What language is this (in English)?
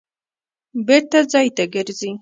Pashto